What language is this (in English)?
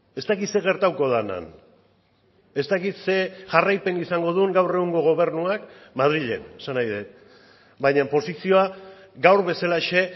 Basque